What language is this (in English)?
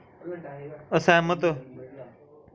Dogri